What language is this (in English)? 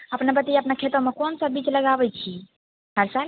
Maithili